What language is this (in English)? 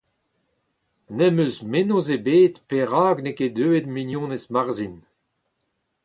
Breton